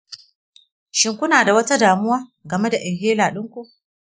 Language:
Hausa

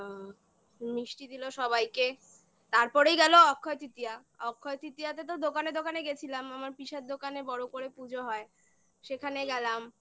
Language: Bangla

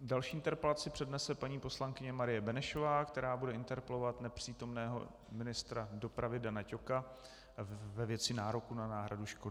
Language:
Czech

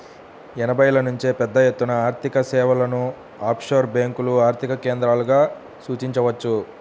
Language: Telugu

